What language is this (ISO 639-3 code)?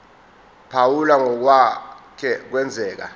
zul